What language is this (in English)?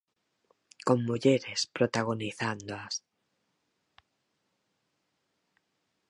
Galician